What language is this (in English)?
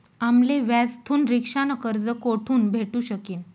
Marathi